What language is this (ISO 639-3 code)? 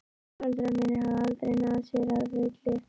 isl